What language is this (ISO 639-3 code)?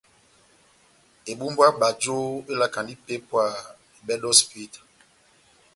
bnm